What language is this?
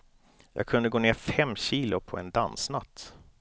Swedish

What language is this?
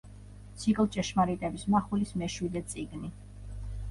Georgian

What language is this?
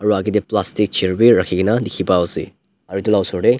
Naga Pidgin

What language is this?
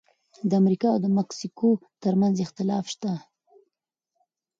Pashto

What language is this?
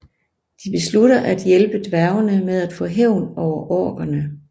Danish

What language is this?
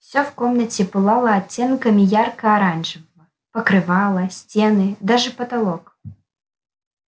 Russian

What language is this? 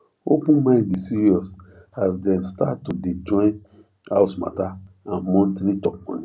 Nigerian Pidgin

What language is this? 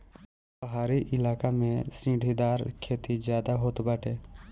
Bhojpuri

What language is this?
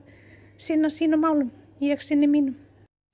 Icelandic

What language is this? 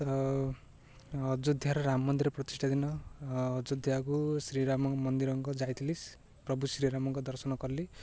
Odia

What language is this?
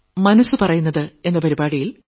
Malayalam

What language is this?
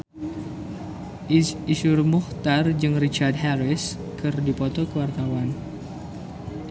Sundanese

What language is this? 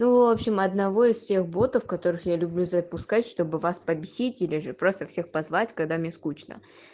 Russian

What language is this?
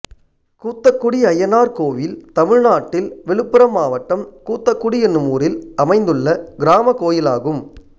Tamil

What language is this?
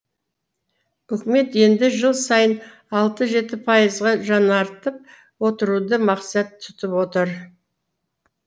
Kazakh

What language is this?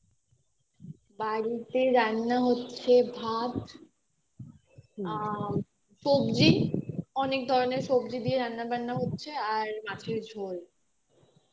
Bangla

